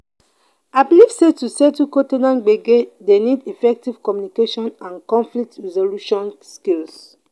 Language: Nigerian Pidgin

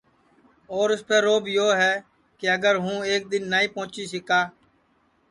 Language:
Sansi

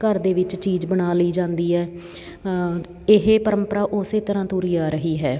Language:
Punjabi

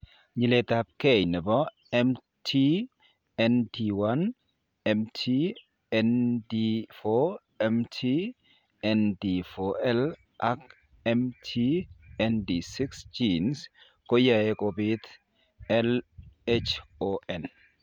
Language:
Kalenjin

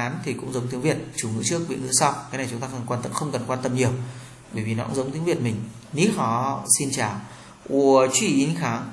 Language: Vietnamese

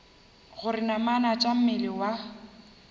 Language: Northern Sotho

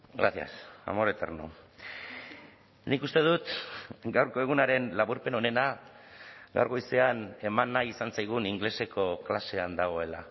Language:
Basque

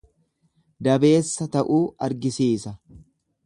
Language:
Oromo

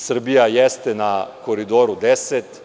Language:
Serbian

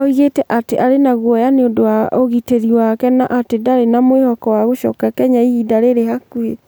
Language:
Kikuyu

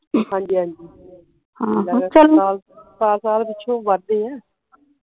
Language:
Punjabi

